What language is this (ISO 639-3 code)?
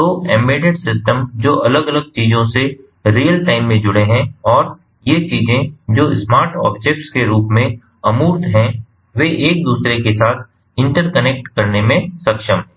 hin